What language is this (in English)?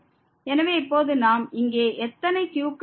Tamil